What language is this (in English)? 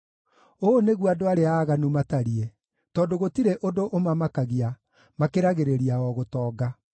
Kikuyu